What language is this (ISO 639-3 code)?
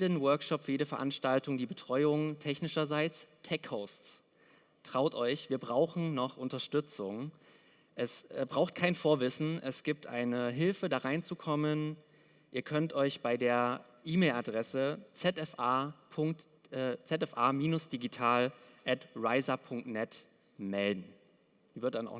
deu